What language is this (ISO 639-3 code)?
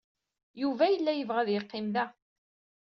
kab